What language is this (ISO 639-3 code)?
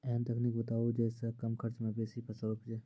mai